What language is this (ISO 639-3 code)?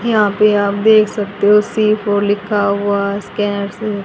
hin